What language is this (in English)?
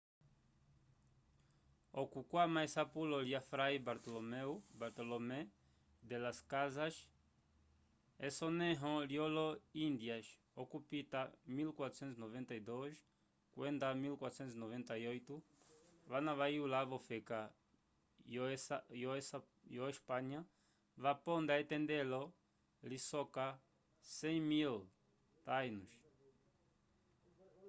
Umbundu